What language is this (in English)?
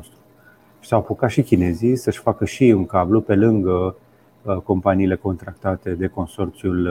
Romanian